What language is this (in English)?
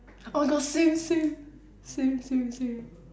English